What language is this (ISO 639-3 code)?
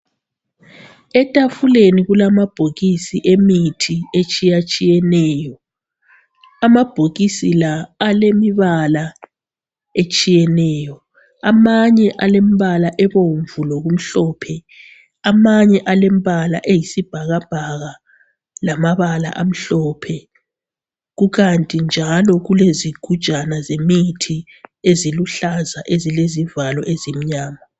nde